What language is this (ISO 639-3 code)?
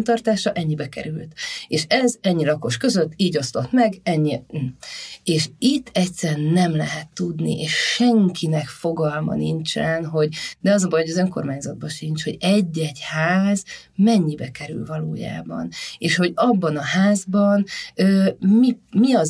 hun